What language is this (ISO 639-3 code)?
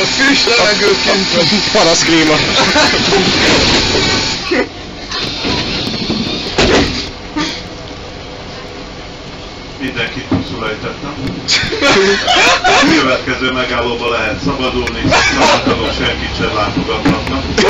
hun